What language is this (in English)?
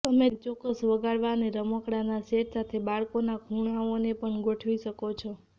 Gujarati